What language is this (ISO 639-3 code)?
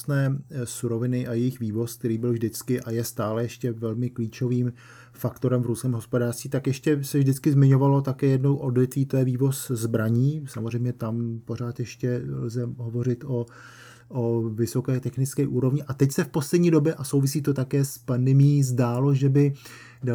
ces